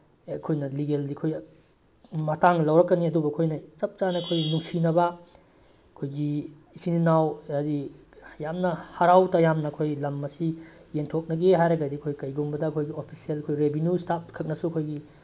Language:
Manipuri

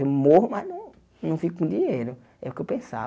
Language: Portuguese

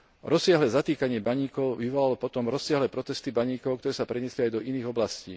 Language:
Slovak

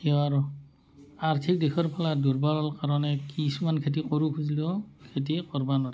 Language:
Assamese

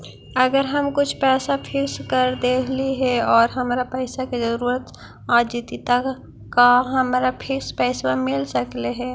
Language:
Magahi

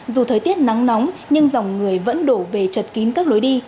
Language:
Vietnamese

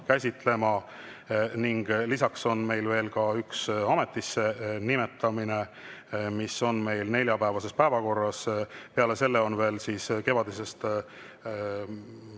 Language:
Estonian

